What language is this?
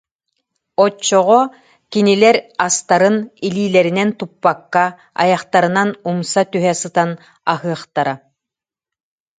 Yakut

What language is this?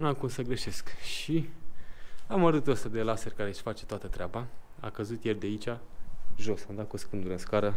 Romanian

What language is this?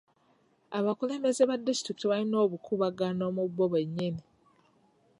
Ganda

